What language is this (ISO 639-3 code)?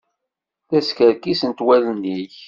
kab